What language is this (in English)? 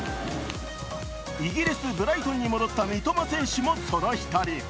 Japanese